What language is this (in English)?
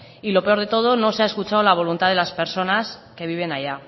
Spanish